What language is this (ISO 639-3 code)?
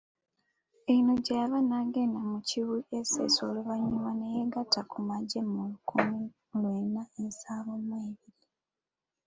lug